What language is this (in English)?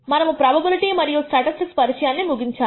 Telugu